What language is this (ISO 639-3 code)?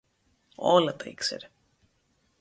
ell